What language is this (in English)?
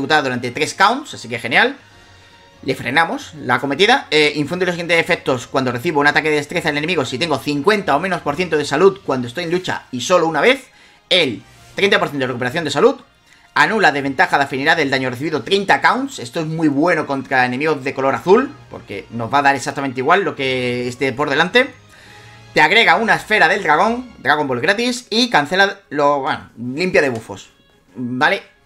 Spanish